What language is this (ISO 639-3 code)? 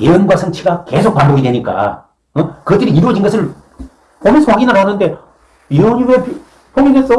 kor